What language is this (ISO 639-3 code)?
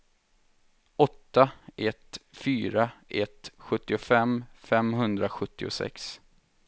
swe